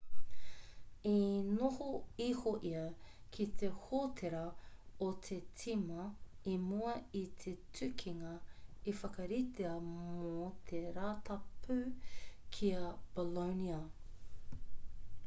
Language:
Māori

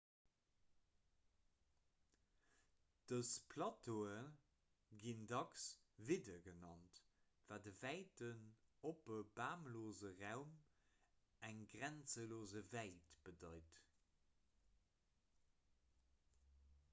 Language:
Luxembourgish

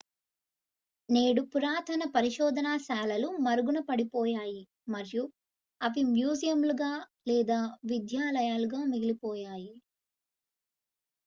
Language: Telugu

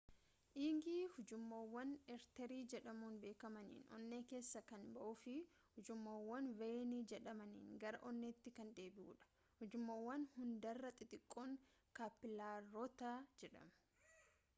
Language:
Oromo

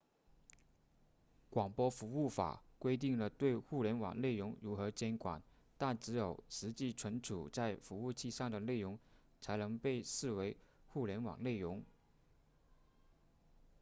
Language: Chinese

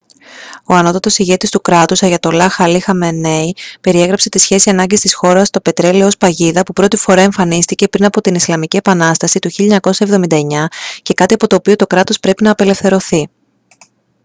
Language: Greek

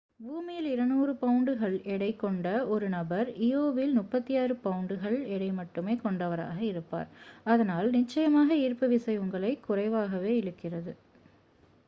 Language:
Tamil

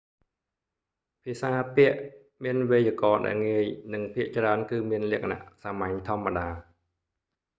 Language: Khmer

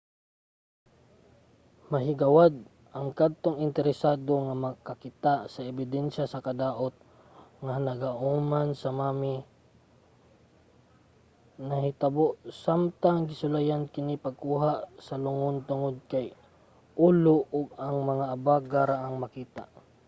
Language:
Cebuano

